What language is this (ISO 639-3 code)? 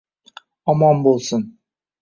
uzb